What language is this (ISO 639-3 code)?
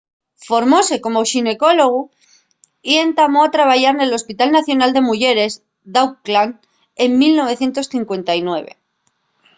ast